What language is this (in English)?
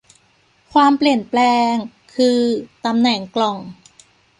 Thai